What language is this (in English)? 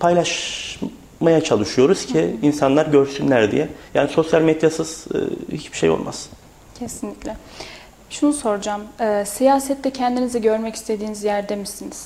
Turkish